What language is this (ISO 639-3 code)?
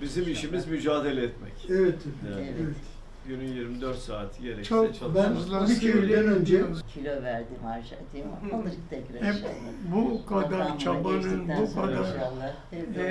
tur